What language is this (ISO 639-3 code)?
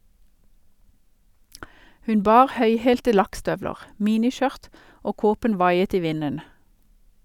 nor